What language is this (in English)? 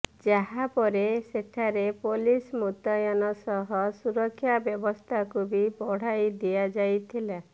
Odia